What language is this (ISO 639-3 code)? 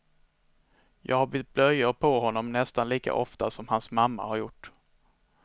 swe